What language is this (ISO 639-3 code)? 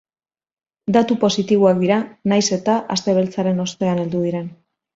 eus